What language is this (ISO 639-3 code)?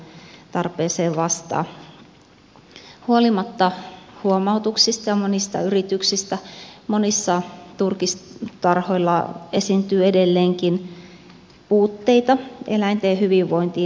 fin